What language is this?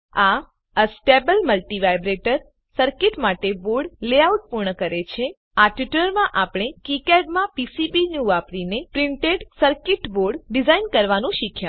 Gujarati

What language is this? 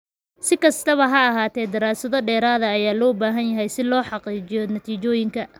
Somali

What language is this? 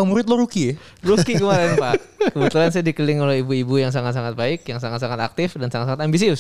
Indonesian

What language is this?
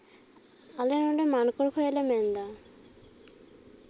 Santali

